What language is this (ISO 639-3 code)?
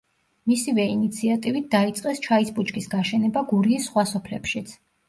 kat